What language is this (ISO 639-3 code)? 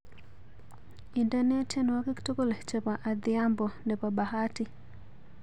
kln